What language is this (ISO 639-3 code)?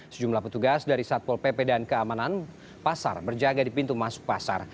ind